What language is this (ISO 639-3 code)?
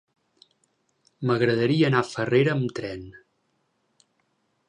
cat